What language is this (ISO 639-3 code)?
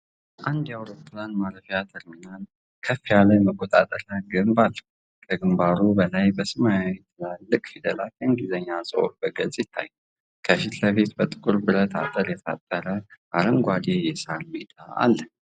amh